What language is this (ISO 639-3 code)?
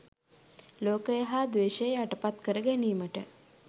sin